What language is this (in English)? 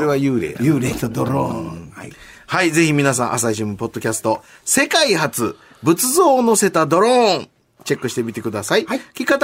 Japanese